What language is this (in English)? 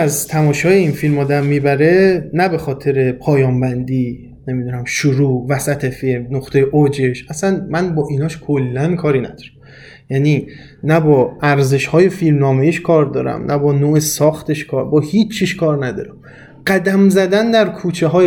Persian